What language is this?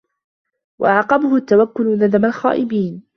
Arabic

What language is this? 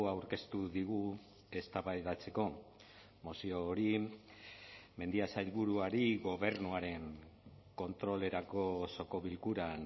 Basque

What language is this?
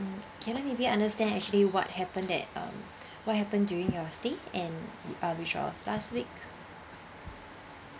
English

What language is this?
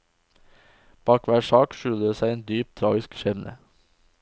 Norwegian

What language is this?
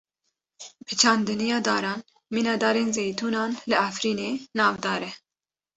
Kurdish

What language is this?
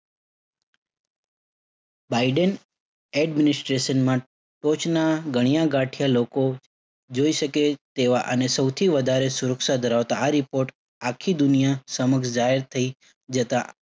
Gujarati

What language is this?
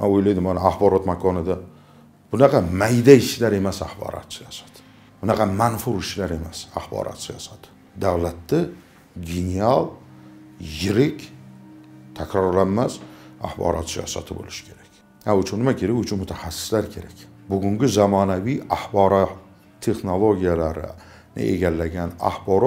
Turkish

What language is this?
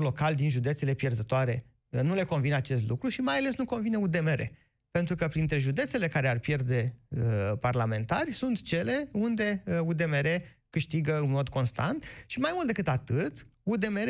Romanian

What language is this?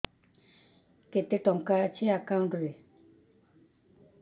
Odia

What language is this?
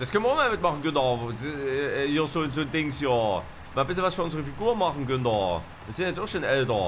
German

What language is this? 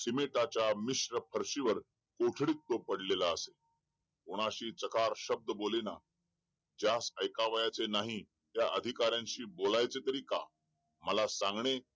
Marathi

